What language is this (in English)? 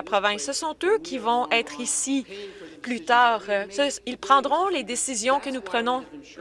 French